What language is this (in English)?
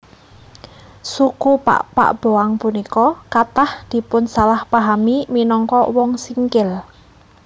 Javanese